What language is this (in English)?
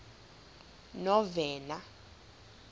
Xhosa